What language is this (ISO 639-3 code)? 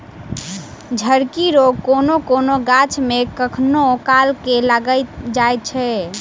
mai